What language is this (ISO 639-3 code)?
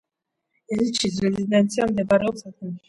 kat